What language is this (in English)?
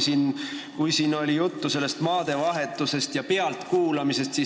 Estonian